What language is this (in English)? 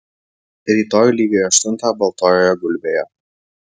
Lithuanian